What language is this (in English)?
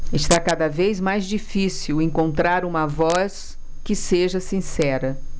Portuguese